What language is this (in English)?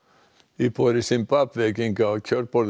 Icelandic